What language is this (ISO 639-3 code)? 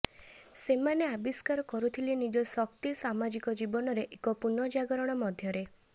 ori